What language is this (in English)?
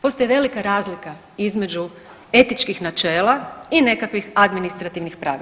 Croatian